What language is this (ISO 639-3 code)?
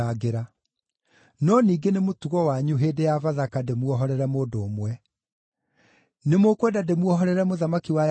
kik